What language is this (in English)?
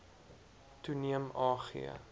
Afrikaans